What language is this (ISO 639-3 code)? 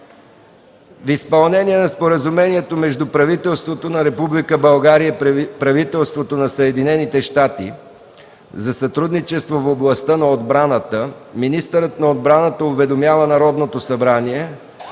bul